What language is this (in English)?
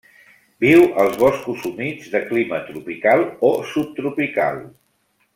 Catalan